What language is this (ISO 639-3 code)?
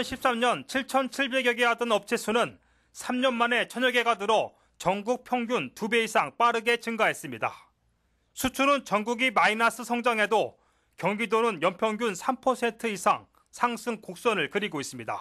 kor